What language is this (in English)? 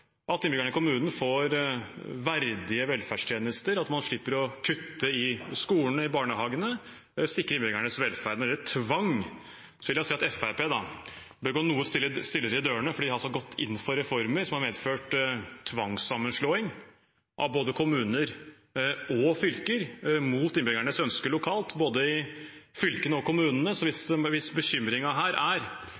Norwegian Bokmål